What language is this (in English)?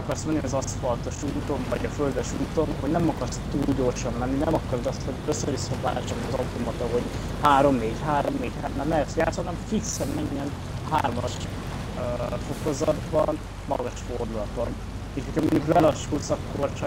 Hungarian